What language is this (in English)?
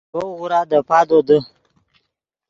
Yidgha